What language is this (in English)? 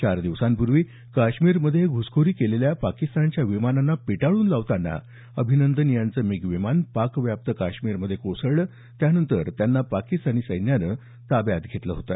Marathi